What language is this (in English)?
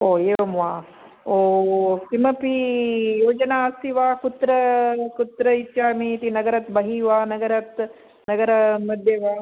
Sanskrit